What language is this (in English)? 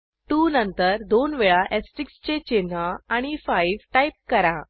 Marathi